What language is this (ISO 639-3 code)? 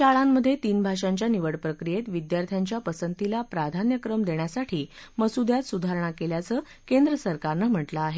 mar